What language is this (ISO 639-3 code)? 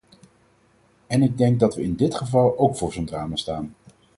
nld